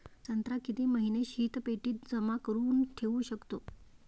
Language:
Marathi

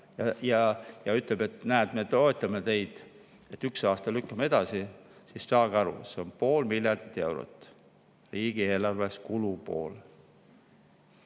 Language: Estonian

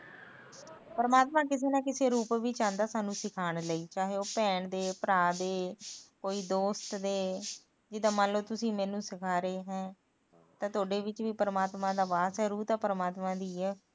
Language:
Punjabi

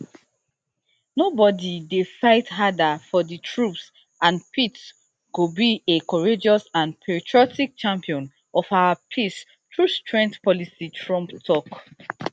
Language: Nigerian Pidgin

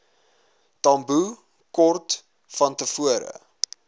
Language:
Afrikaans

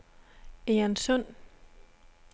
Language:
Danish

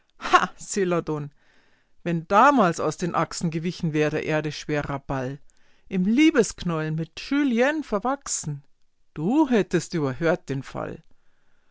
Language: German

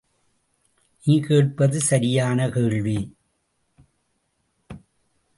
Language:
Tamil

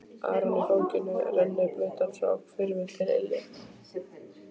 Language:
Icelandic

